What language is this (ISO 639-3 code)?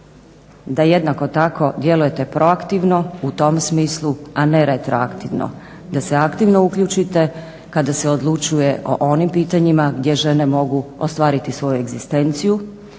hrv